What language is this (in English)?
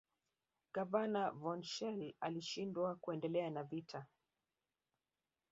Swahili